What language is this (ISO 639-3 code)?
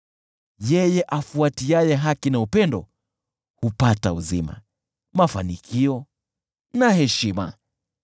swa